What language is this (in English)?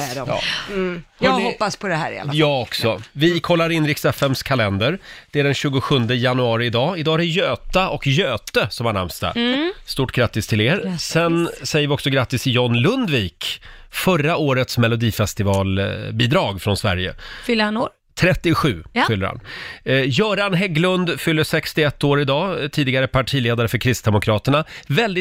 Swedish